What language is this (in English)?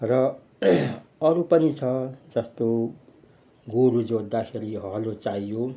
Nepali